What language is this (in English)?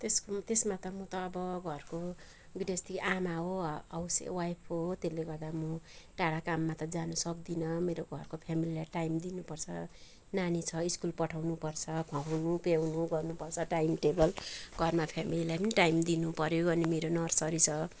Nepali